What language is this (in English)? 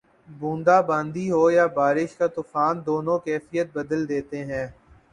Urdu